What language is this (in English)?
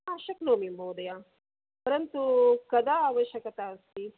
Sanskrit